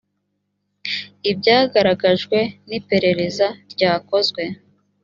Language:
Kinyarwanda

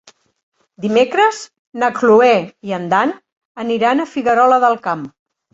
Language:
Catalan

